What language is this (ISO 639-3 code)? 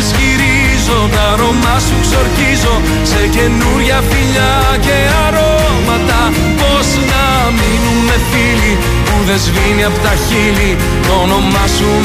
ell